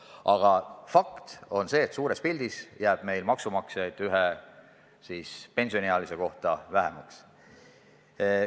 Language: Estonian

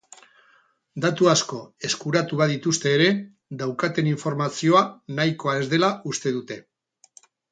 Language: Basque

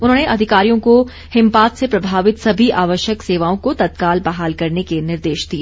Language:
Hindi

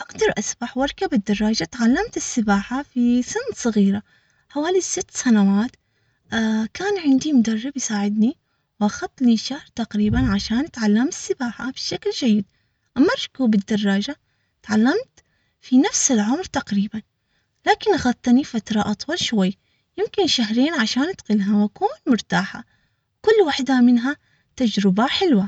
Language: Omani Arabic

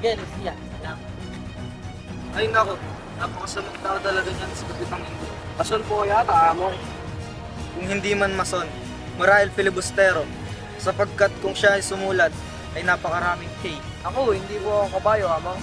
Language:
Filipino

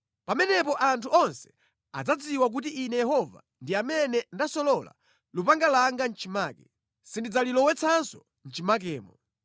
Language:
Nyanja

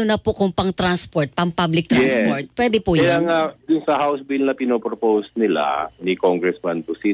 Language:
Filipino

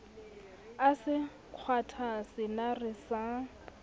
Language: Southern Sotho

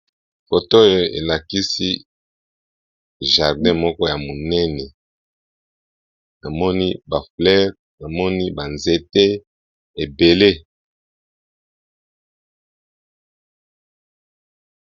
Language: Lingala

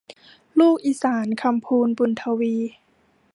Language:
Thai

